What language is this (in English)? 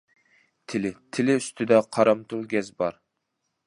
Uyghur